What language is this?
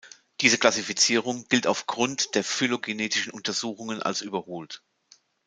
German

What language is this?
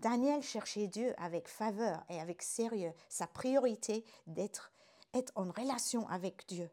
French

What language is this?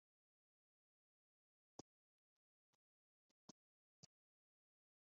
Kinyarwanda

